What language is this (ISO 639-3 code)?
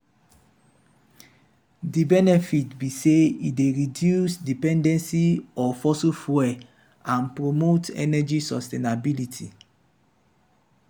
pcm